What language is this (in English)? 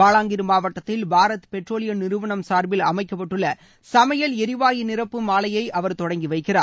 Tamil